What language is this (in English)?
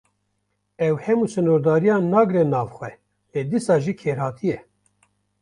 Kurdish